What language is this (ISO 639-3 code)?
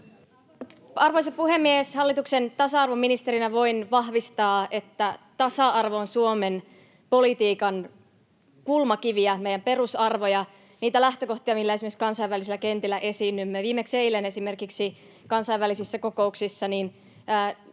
fin